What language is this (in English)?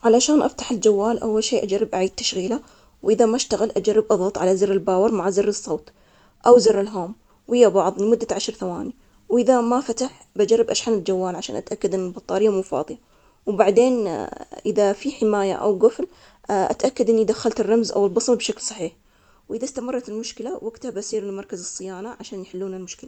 Omani Arabic